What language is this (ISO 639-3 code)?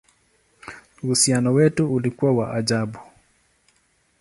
swa